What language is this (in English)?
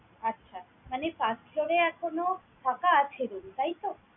Bangla